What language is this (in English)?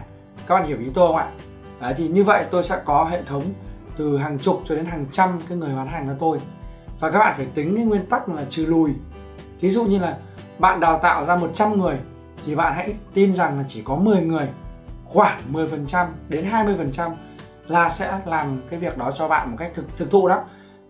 Vietnamese